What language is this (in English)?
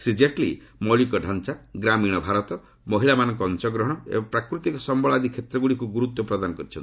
Odia